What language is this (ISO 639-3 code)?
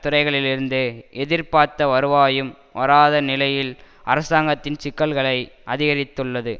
tam